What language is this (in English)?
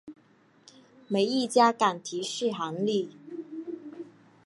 Chinese